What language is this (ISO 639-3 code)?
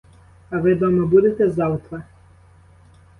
ukr